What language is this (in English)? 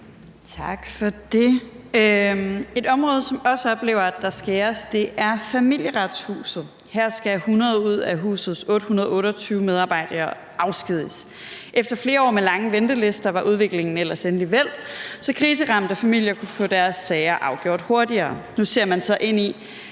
Danish